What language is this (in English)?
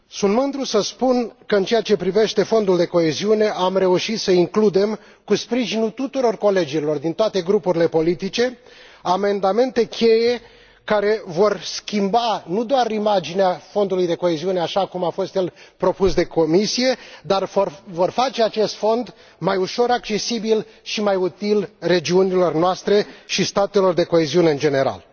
Romanian